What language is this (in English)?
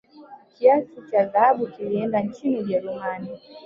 Swahili